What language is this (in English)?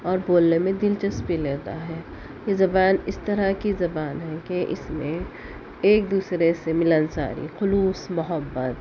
Urdu